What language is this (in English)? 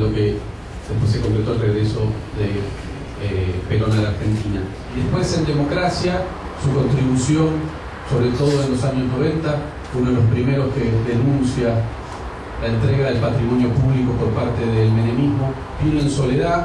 Spanish